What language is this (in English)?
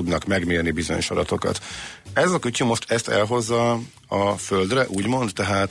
Hungarian